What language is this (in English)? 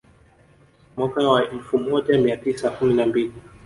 Swahili